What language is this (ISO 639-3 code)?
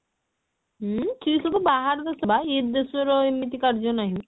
ori